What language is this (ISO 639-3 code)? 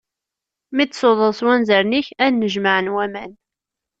kab